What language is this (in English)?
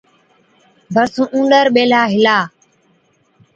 Od